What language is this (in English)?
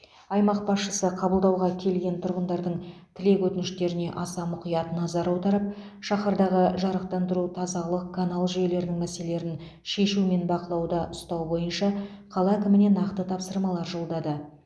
Kazakh